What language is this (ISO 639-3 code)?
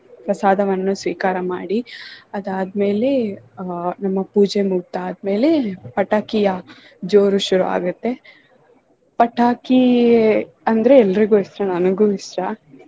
kan